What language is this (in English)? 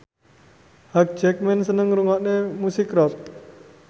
Javanese